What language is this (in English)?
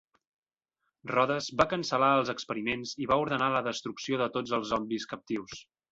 Catalan